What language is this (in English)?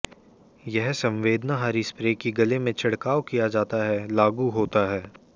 Hindi